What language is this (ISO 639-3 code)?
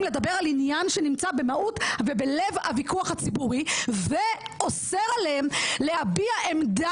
heb